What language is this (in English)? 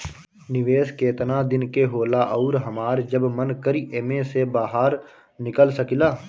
Bhojpuri